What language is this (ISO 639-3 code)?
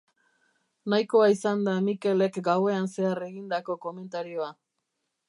eus